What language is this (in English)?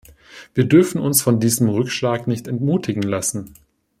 German